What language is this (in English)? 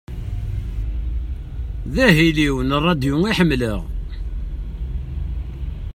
Kabyle